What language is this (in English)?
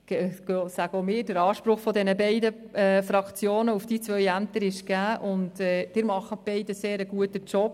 Swiss German